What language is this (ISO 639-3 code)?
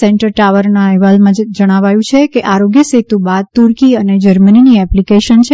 guj